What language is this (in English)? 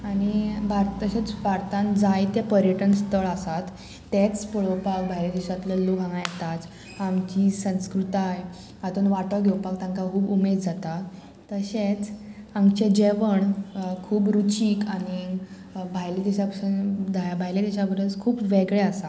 Konkani